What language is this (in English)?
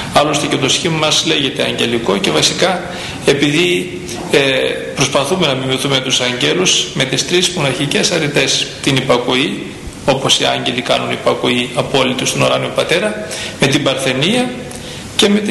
Greek